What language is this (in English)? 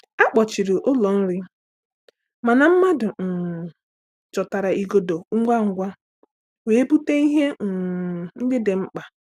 Igbo